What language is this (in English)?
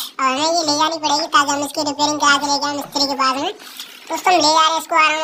Turkish